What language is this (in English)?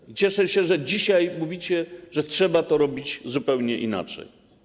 Polish